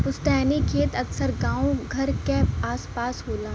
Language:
Bhojpuri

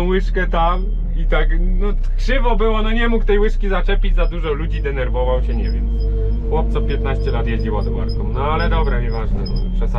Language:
Polish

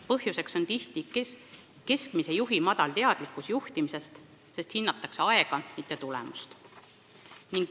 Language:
Estonian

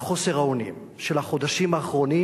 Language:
Hebrew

